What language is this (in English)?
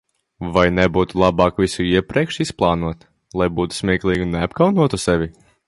Latvian